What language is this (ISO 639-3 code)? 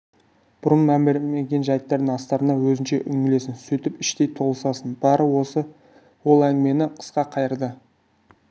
kaz